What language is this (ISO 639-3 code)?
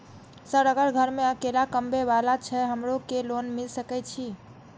mai